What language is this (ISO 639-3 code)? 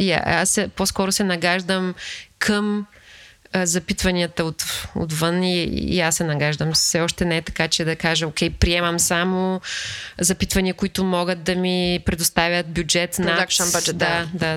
bul